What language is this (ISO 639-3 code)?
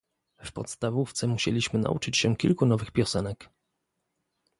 pol